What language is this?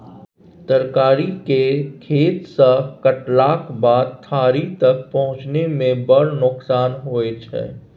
Maithili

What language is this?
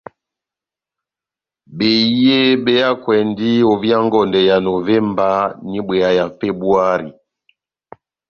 Batanga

